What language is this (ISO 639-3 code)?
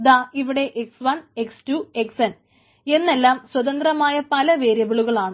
mal